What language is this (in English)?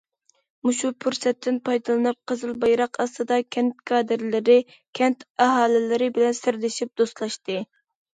Uyghur